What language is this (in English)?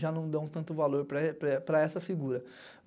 Portuguese